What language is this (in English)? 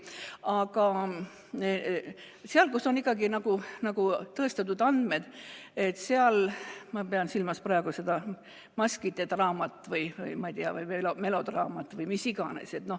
Estonian